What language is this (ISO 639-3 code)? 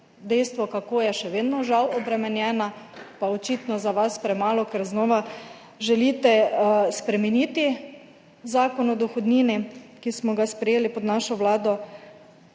slv